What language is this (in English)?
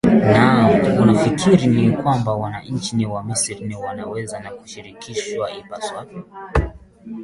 Swahili